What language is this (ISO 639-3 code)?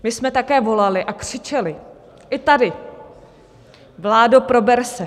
ces